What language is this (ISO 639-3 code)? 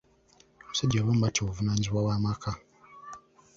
lug